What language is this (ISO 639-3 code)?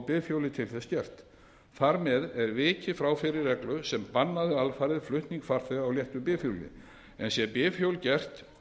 isl